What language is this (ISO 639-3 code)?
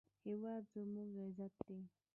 pus